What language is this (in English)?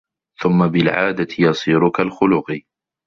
Arabic